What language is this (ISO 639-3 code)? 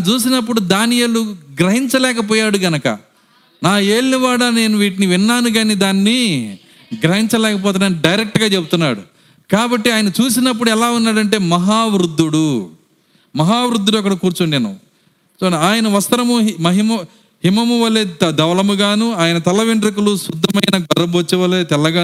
tel